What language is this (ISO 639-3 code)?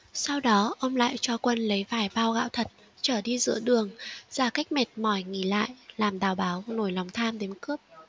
vie